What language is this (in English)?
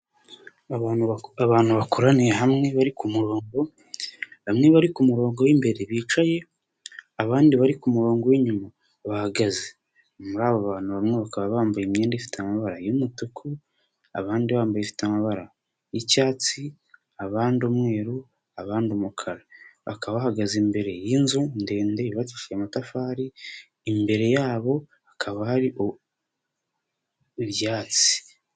Kinyarwanda